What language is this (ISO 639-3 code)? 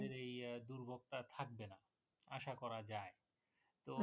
ben